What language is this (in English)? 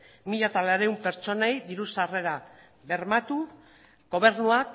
Basque